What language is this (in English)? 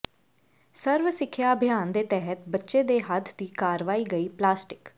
Punjabi